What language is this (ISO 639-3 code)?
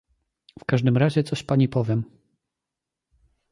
pol